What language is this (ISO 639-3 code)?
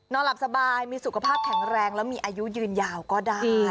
tha